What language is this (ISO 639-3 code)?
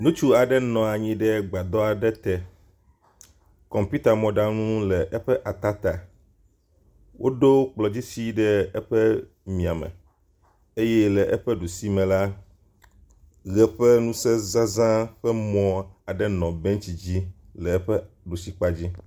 ewe